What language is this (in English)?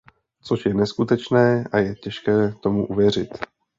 Czech